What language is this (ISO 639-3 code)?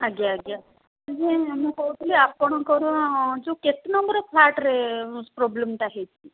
ori